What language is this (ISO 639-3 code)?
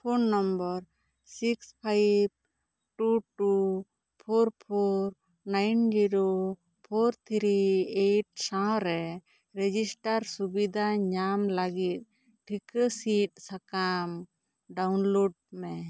sat